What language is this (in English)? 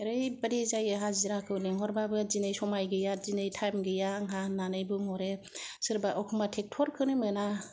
Bodo